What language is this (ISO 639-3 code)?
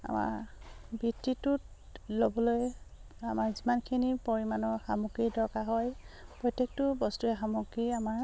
asm